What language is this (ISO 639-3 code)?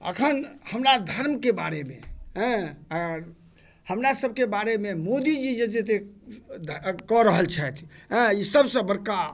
mai